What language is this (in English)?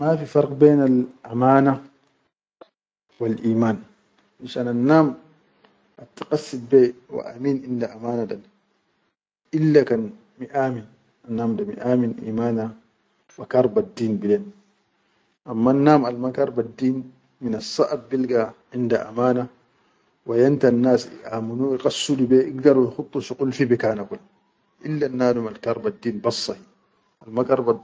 Chadian Arabic